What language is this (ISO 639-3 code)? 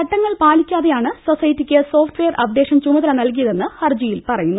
mal